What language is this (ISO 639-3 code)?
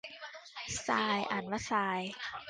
tha